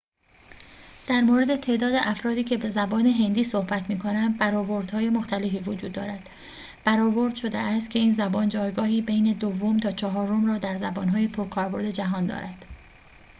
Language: Persian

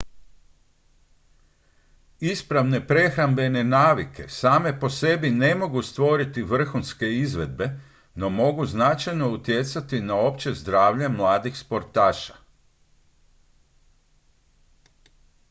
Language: Croatian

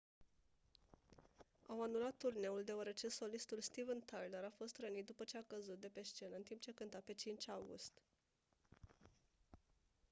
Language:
Romanian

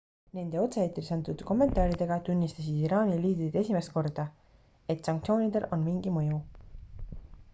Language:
Estonian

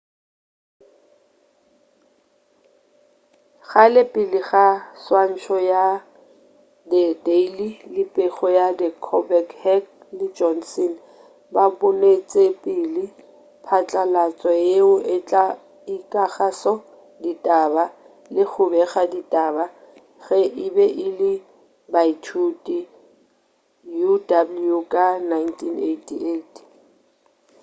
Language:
Northern Sotho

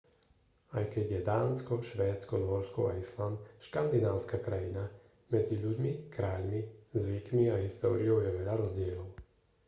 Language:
Slovak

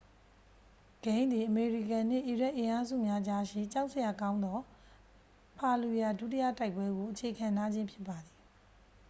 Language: Burmese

